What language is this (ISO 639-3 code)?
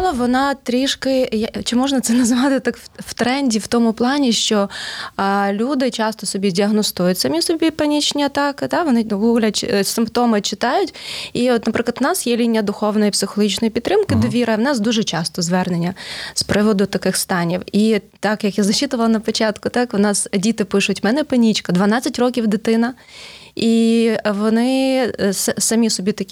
ukr